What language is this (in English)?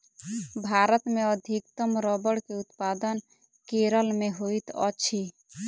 Maithili